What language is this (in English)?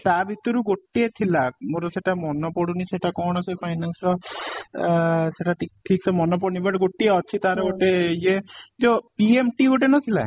Odia